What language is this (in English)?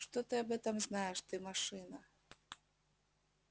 Russian